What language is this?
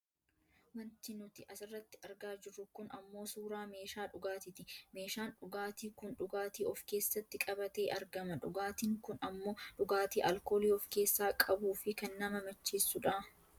Oromo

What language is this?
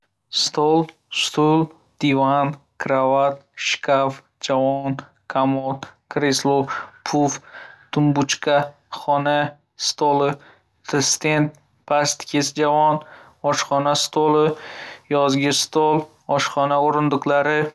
Uzbek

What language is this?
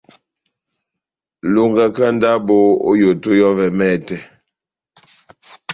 Batanga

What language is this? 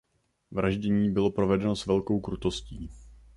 Czech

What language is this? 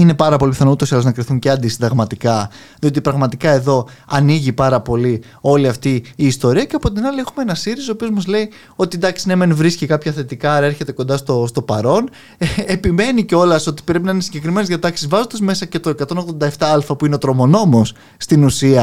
Greek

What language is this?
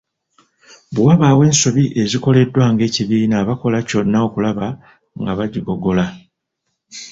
Ganda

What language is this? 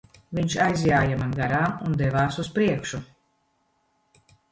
Latvian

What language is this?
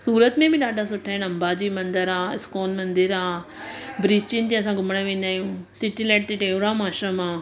Sindhi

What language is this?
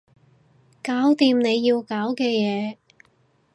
Cantonese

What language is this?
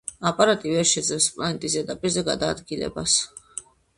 Georgian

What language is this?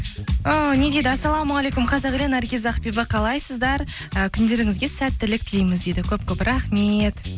Kazakh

